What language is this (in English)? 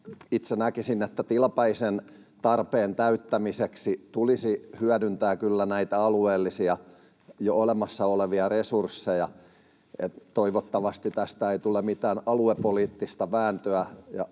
Finnish